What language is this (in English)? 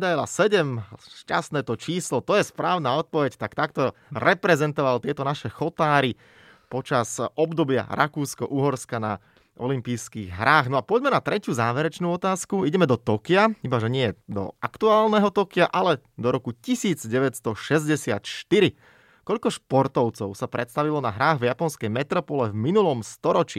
Slovak